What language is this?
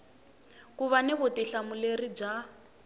Tsonga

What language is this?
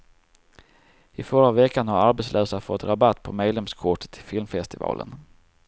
Swedish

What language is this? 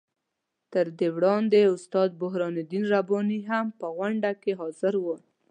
Pashto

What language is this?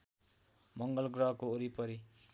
Nepali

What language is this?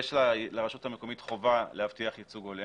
Hebrew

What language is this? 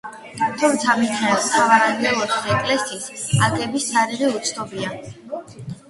Georgian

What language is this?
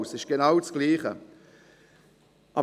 Swiss German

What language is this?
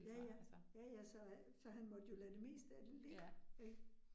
Danish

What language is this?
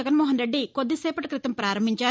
Telugu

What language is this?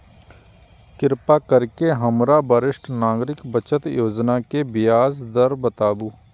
Maithili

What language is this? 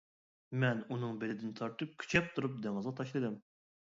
Uyghur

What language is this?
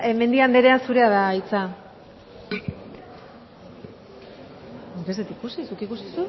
Basque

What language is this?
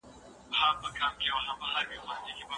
Pashto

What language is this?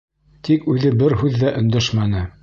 Bashkir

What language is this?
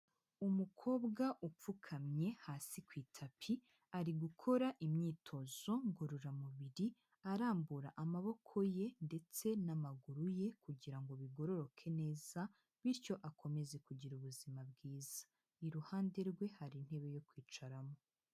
Kinyarwanda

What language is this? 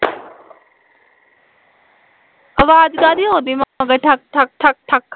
Punjabi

